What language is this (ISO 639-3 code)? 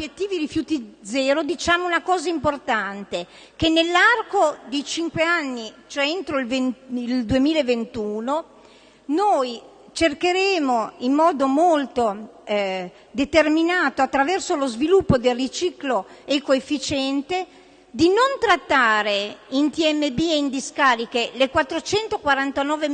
ita